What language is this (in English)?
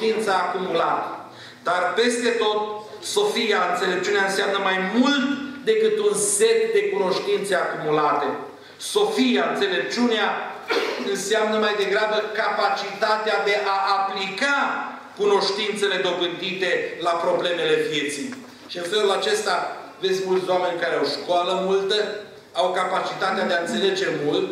Romanian